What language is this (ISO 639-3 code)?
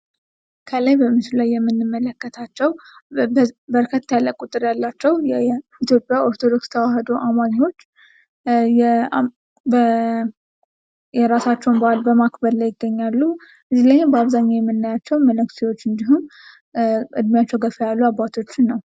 amh